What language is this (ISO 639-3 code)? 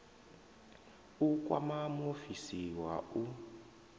ven